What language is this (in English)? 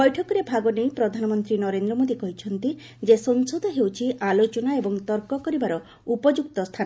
Odia